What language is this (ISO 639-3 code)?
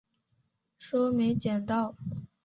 zho